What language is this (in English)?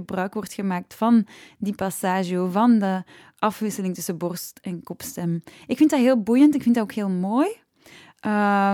Dutch